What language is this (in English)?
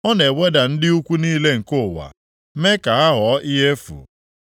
Igbo